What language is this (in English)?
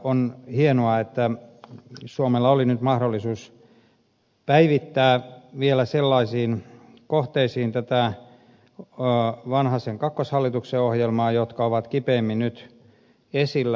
Finnish